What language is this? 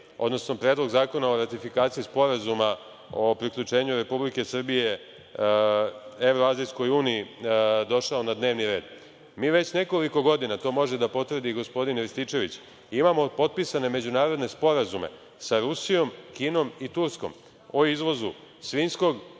Serbian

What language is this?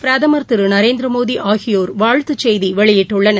Tamil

